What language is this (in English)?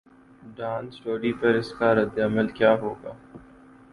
Urdu